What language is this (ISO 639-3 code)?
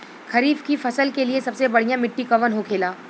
bho